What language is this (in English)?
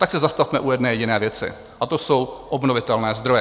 Czech